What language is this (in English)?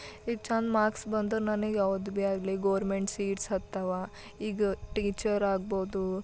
Kannada